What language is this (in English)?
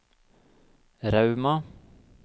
Norwegian